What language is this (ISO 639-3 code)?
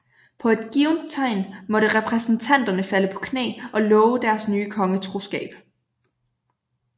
dan